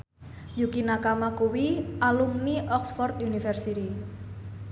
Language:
Javanese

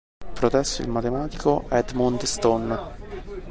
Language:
Italian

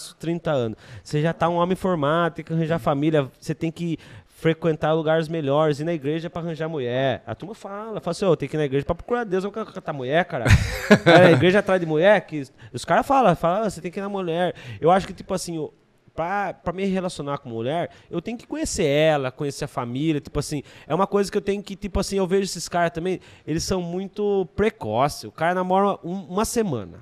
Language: Portuguese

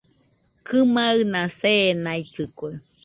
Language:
Nüpode Huitoto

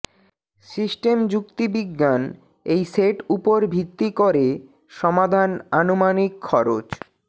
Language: Bangla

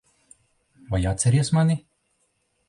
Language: Latvian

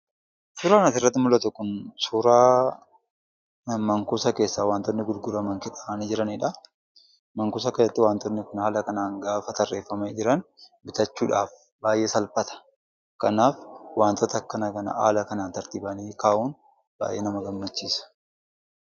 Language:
Oromo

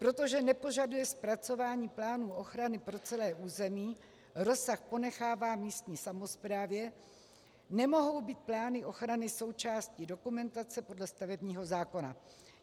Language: Czech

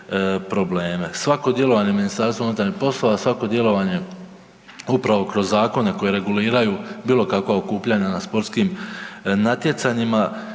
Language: Croatian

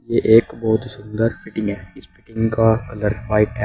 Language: Hindi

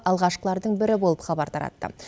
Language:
Kazakh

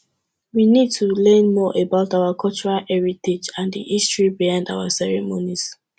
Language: Nigerian Pidgin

